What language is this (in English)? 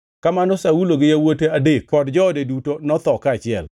Luo (Kenya and Tanzania)